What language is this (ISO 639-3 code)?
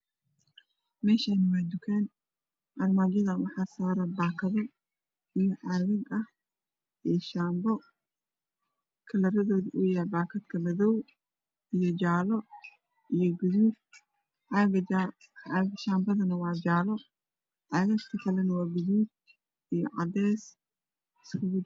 som